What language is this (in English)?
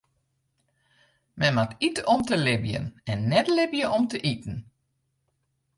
Western Frisian